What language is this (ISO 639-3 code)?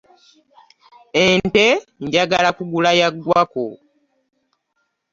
lug